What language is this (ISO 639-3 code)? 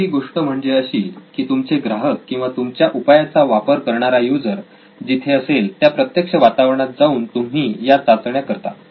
mar